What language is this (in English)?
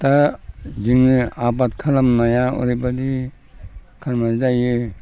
Bodo